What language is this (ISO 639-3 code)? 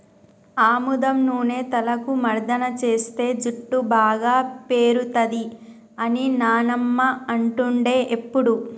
tel